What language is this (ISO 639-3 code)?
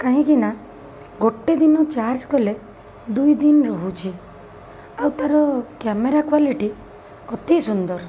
ori